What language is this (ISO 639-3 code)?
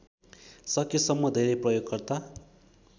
nep